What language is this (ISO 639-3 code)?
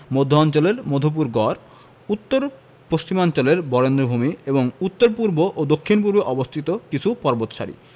ben